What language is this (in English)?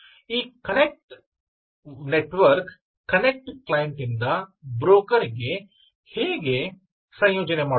Kannada